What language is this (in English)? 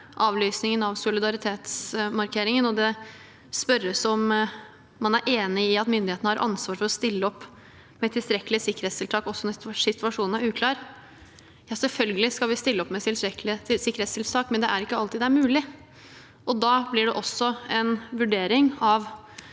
Norwegian